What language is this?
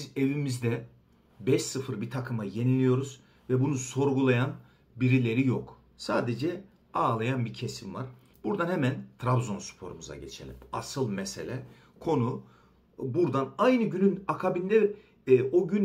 Turkish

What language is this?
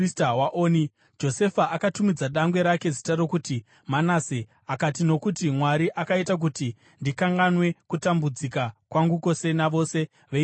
Shona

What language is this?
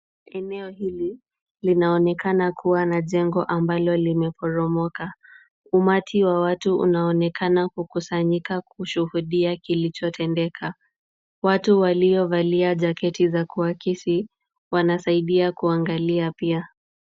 Swahili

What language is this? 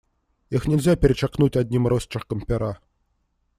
Russian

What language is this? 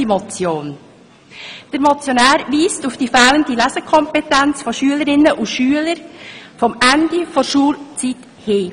Swiss German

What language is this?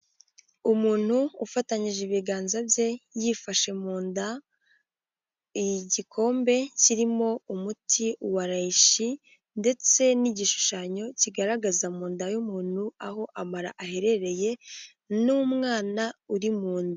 Kinyarwanda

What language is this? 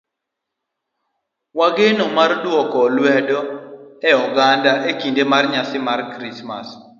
Luo (Kenya and Tanzania)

